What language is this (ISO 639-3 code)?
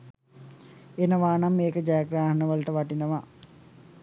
sin